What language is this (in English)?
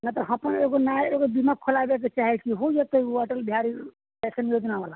Maithili